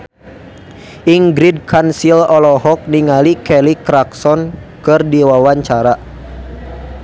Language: Sundanese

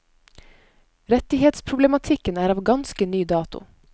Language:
Norwegian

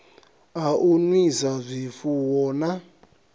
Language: Venda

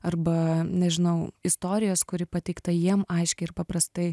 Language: Lithuanian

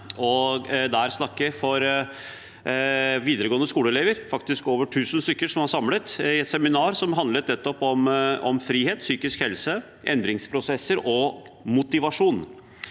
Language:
Norwegian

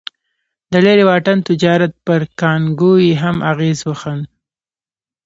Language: Pashto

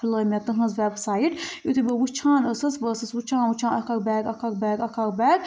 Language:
Kashmiri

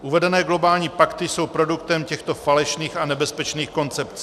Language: Czech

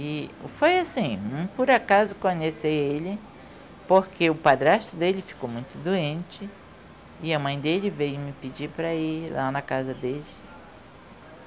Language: Portuguese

